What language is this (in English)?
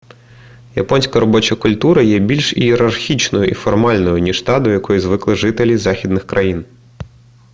Ukrainian